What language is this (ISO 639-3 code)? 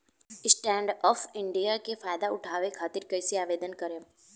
bho